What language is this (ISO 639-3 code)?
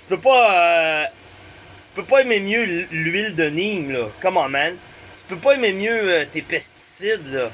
fra